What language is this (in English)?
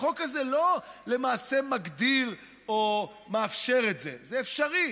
Hebrew